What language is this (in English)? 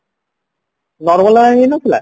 Odia